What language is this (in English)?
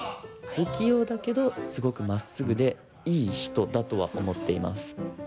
Japanese